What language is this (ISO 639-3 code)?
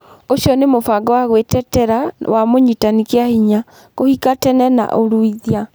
kik